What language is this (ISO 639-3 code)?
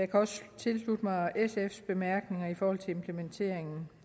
dan